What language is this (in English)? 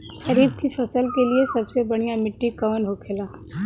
Bhojpuri